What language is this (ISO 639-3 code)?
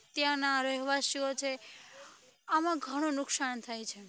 guj